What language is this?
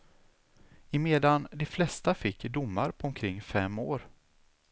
Swedish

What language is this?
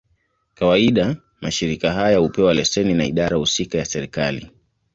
Swahili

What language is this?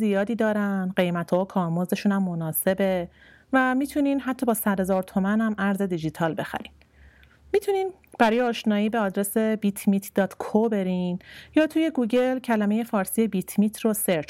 Persian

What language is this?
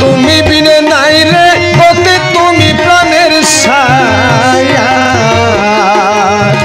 Bangla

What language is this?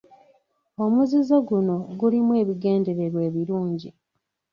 Ganda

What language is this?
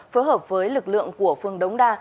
Vietnamese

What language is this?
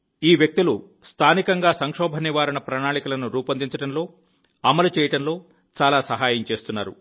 Telugu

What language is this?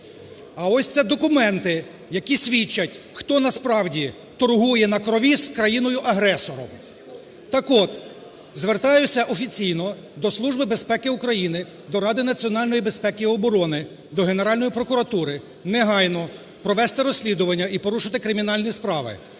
Ukrainian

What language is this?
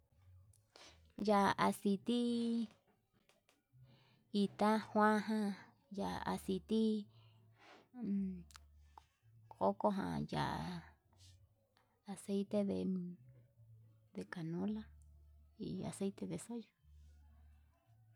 Yutanduchi Mixtec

